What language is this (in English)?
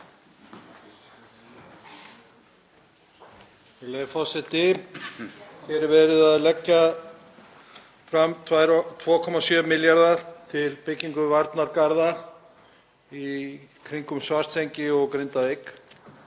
Icelandic